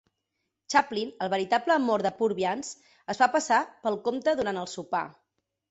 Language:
Catalan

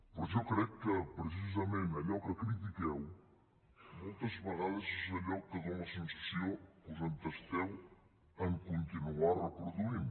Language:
Catalan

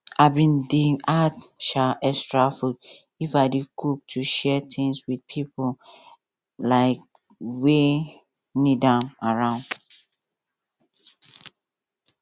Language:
Nigerian Pidgin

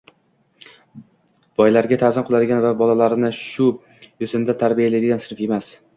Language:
Uzbek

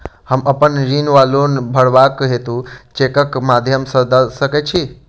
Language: Maithili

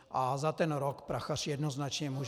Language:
Czech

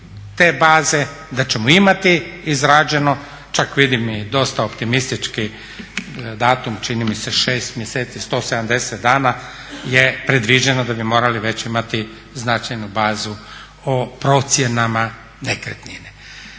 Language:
Croatian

